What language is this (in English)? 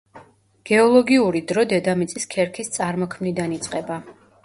Georgian